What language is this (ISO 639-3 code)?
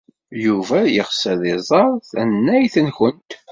kab